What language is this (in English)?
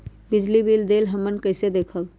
Magahi